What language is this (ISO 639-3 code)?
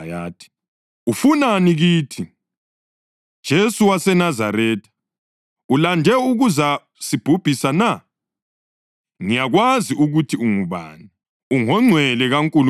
nde